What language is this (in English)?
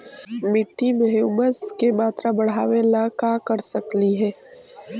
Magahi